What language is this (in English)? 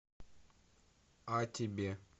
Russian